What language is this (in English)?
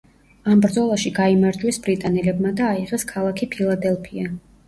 Georgian